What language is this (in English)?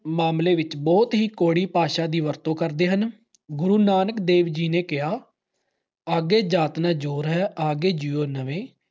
Punjabi